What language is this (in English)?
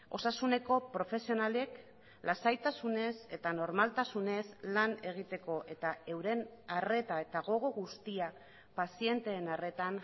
Basque